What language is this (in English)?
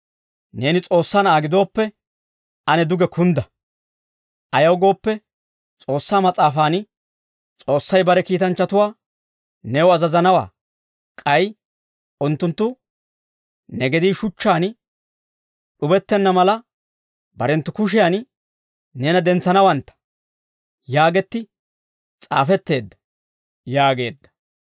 Dawro